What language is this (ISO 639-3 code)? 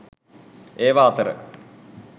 sin